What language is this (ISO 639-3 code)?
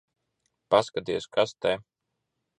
lav